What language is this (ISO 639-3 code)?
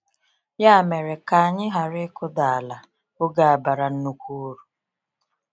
ibo